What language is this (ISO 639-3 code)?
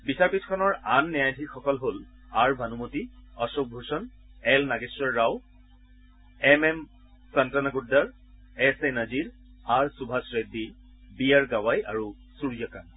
asm